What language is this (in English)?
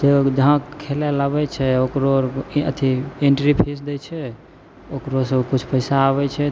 Maithili